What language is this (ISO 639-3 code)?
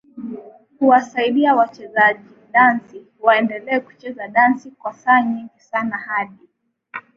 swa